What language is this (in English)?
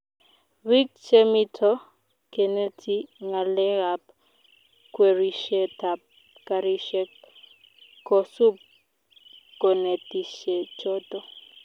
Kalenjin